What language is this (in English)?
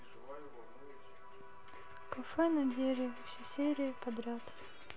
Russian